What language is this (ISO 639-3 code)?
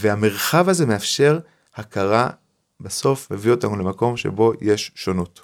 heb